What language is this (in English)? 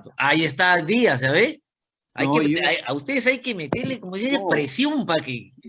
Spanish